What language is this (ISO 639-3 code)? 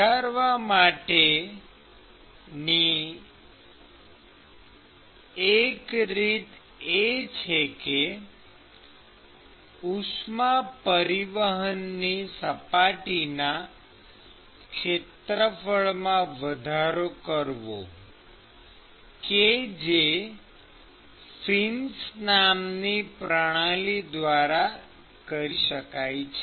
guj